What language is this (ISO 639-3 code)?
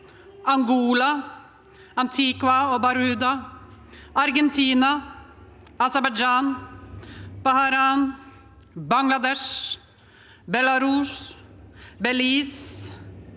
nor